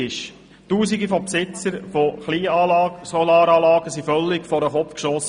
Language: Swiss German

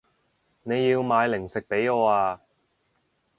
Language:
Cantonese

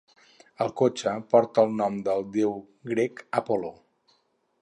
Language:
Catalan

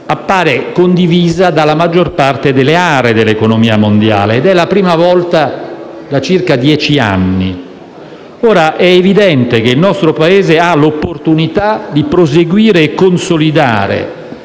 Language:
Italian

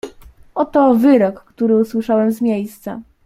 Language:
Polish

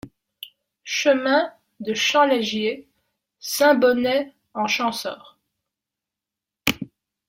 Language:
French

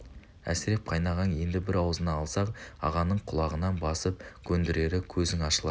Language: Kazakh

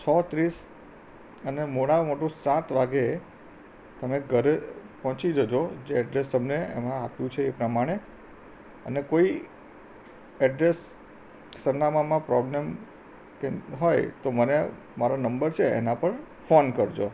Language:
Gujarati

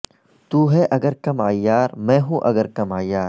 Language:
Urdu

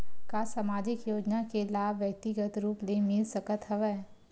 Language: Chhattisgarhi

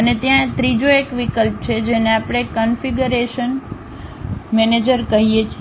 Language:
Gujarati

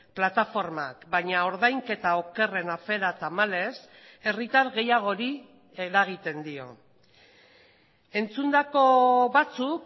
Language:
Basque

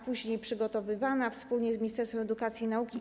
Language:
Polish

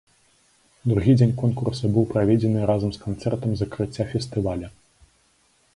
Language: Belarusian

